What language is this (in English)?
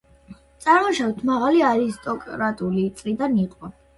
Georgian